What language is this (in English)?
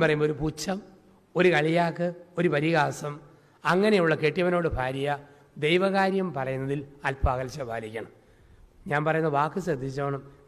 Malayalam